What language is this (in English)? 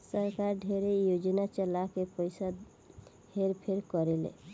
Bhojpuri